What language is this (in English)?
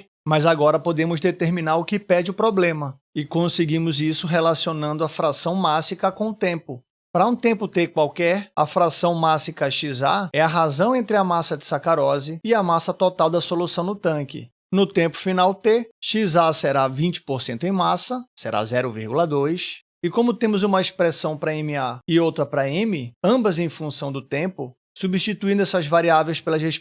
Portuguese